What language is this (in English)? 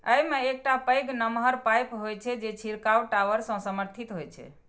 Maithili